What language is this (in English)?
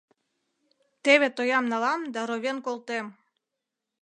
Mari